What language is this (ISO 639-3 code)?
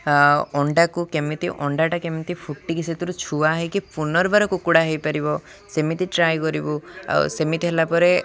ori